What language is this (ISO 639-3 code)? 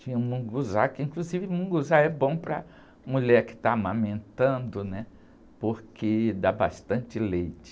por